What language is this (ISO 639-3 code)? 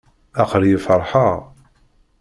kab